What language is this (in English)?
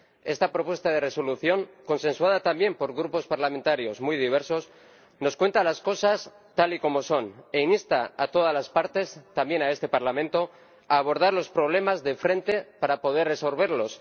Spanish